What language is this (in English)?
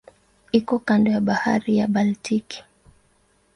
Swahili